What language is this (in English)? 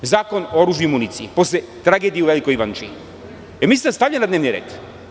Serbian